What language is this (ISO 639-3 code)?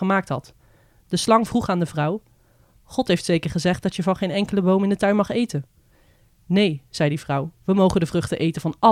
nld